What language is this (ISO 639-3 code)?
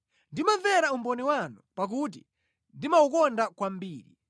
nya